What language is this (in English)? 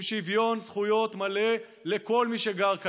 Hebrew